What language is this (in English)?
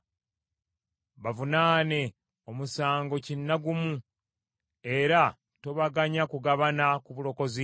Ganda